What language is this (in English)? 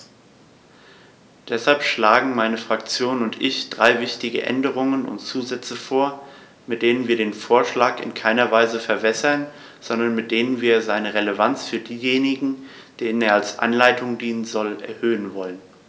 German